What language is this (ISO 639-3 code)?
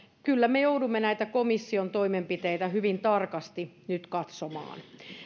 fin